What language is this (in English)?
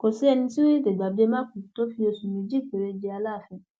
Yoruba